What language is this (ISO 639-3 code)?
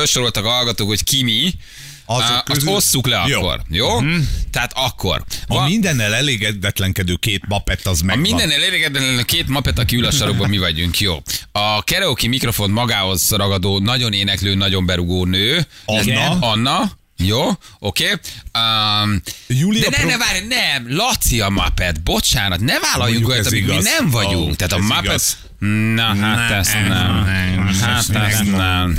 hun